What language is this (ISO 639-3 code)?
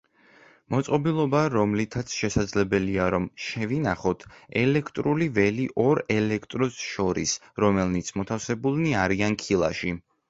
kat